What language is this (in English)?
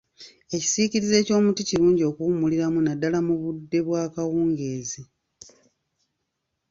Ganda